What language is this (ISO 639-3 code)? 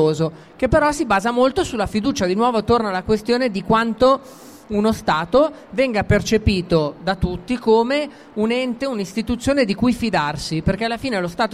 ita